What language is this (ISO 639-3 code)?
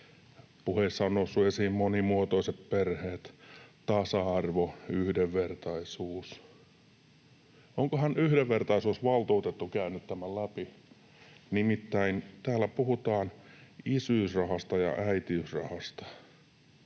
fin